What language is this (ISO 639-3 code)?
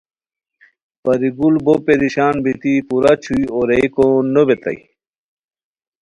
khw